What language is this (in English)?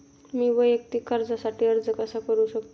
Marathi